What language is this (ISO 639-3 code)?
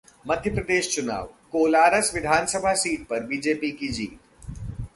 hin